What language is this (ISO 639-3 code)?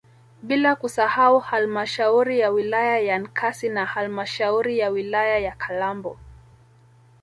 swa